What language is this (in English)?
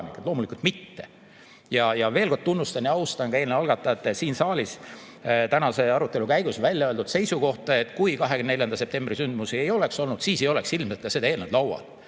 Estonian